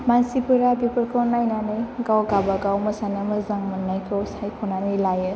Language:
Bodo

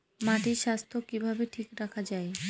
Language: Bangla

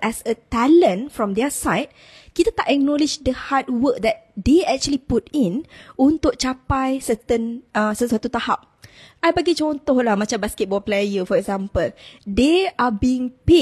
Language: Malay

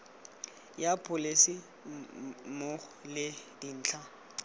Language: Tswana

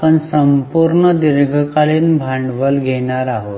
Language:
Marathi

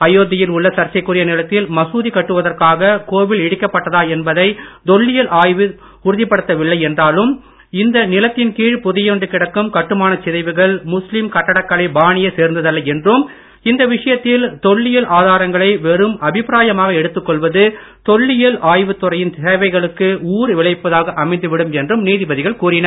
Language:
Tamil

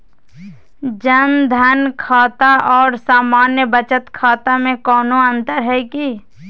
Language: Magahi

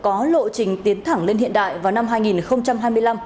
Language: Vietnamese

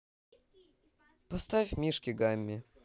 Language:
Russian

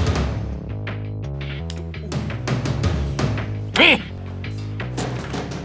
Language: Vietnamese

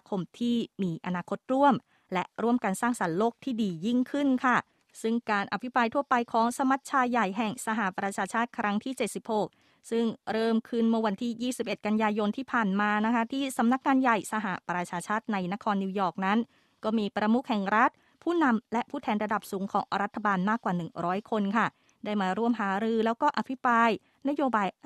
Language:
Thai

